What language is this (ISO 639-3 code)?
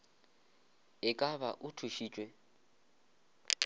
nso